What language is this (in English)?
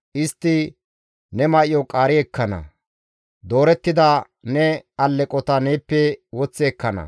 Gamo